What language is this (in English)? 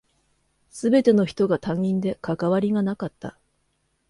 Japanese